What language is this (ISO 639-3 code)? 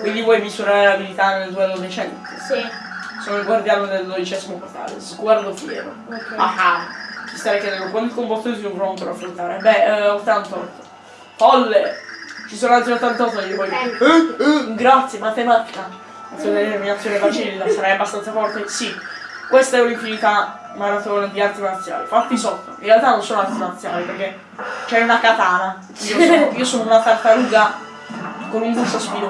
ita